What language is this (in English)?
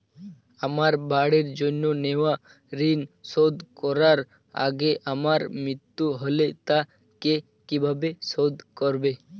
Bangla